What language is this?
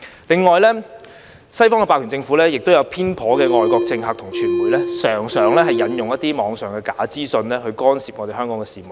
Cantonese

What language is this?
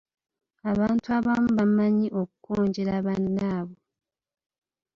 Ganda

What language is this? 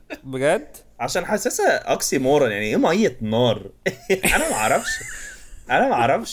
Arabic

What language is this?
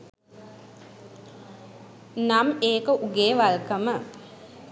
Sinhala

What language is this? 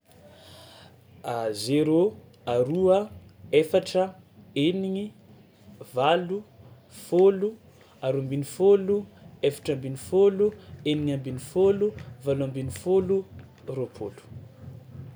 Tsimihety Malagasy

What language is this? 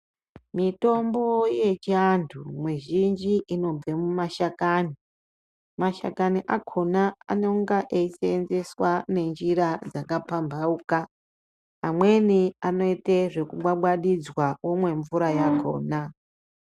Ndau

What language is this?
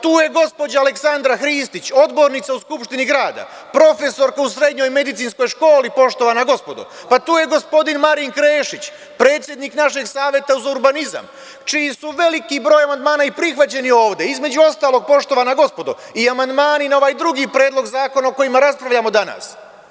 Serbian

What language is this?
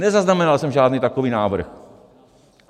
Czech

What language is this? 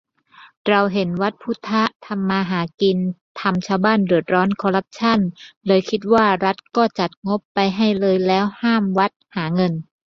Thai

